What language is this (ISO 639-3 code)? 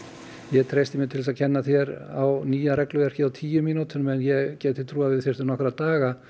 isl